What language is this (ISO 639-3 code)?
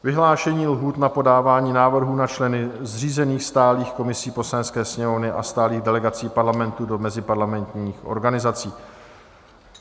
ces